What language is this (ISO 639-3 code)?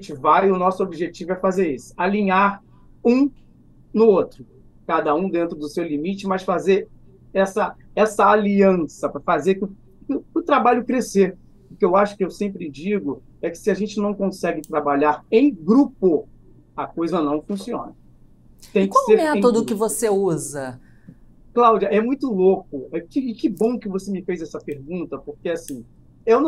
por